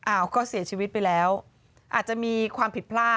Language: Thai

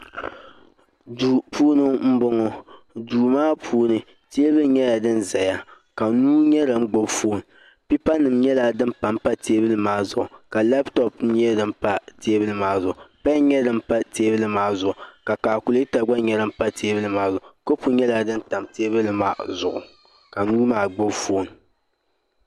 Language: Dagbani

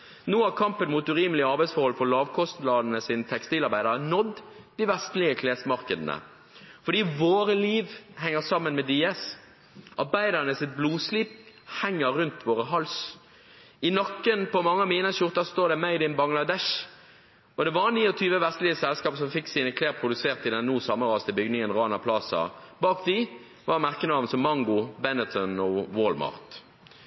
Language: Norwegian Bokmål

